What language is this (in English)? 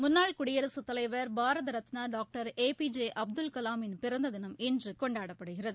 Tamil